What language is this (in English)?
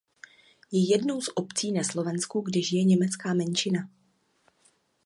Czech